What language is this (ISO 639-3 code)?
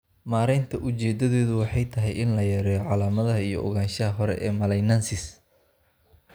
som